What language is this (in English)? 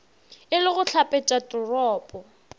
Northern Sotho